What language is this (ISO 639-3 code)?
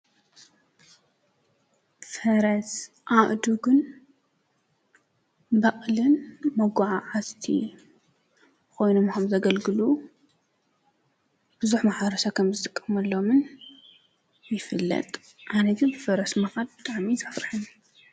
tir